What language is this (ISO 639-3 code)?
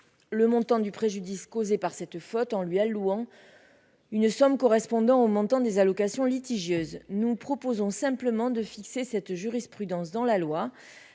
fra